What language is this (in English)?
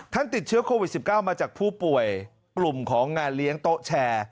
Thai